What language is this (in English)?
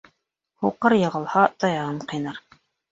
Bashkir